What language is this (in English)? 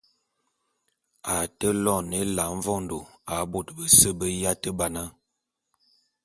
Bulu